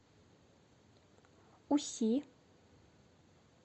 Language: Russian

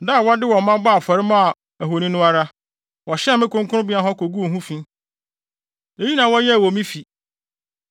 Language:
Akan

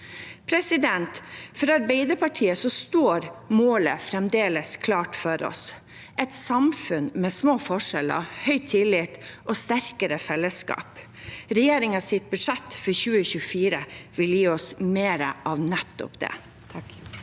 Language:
Norwegian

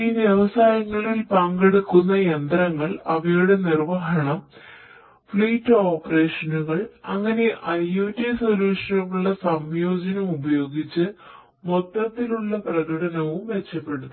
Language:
Malayalam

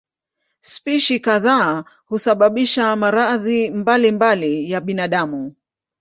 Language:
Swahili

